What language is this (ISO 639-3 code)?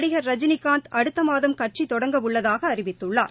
tam